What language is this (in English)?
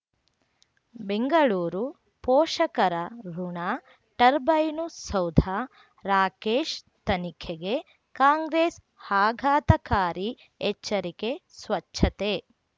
Kannada